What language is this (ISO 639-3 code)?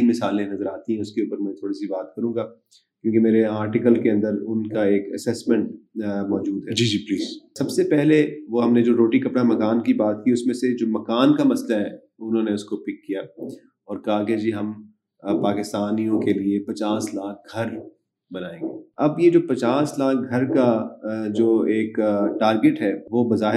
urd